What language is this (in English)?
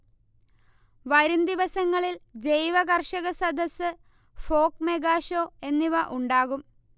Malayalam